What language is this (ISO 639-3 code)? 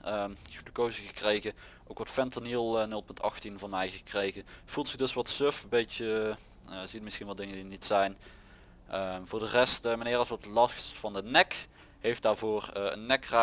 nld